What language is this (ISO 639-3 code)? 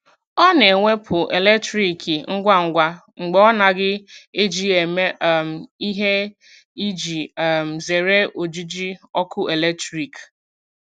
ibo